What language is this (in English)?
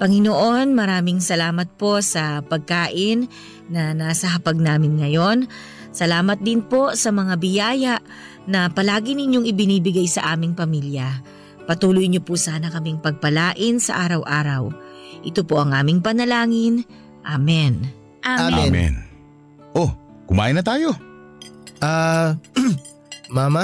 Filipino